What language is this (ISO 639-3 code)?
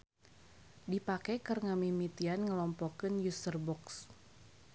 sun